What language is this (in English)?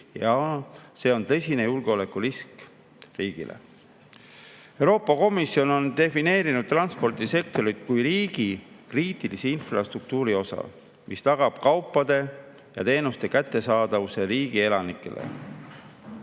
Estonian